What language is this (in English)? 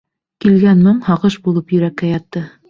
Bashkir